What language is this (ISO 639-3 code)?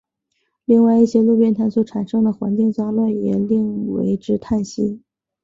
zho